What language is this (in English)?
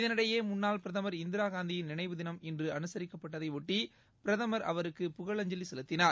Tamil